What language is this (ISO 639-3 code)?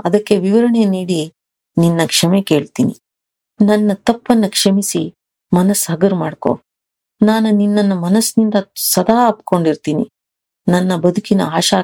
kan